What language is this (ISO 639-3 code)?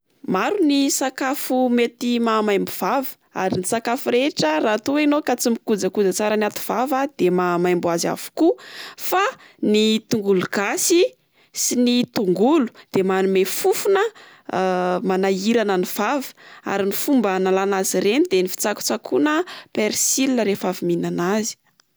mlg